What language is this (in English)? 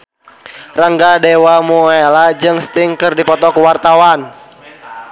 Sundanese